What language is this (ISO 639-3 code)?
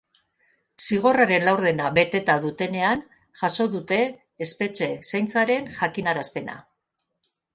eus